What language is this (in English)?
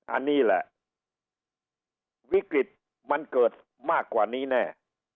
Thai